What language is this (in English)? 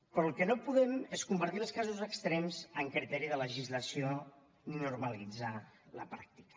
Catalan